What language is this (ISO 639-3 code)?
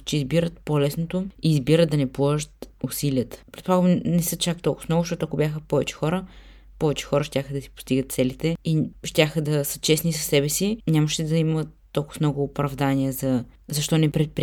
bul